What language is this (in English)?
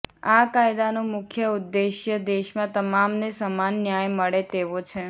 Gujarati